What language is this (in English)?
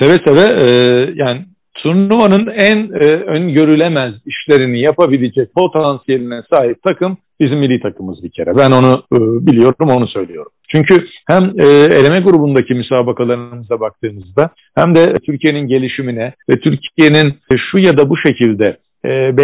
Turkish